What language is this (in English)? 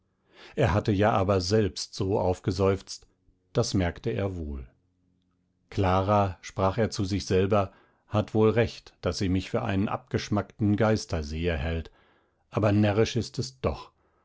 German